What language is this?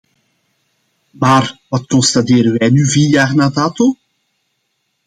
Dutch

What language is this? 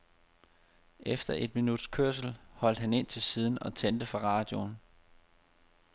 Danish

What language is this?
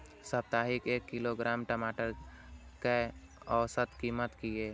Maithili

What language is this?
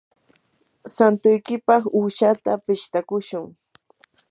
Yanahuanca Pasco Quechua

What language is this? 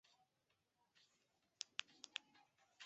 Chinese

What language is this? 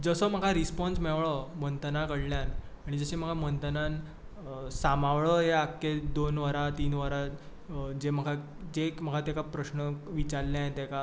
Konkani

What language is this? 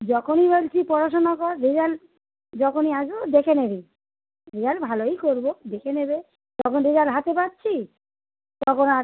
Bangla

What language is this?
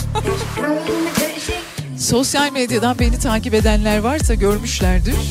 Turkish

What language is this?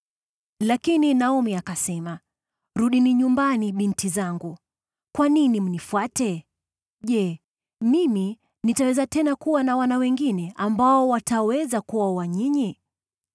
Swahili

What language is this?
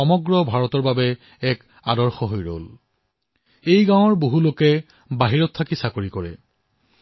Assamese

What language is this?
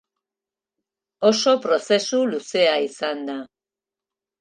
Basque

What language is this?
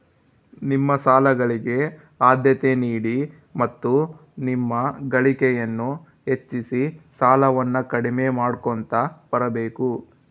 Kannada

